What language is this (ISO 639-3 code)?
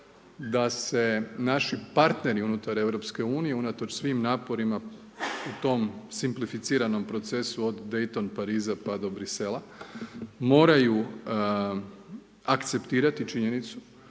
hrv